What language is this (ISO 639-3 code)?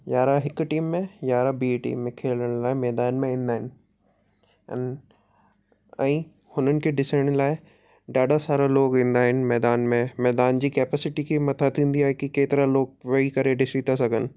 snd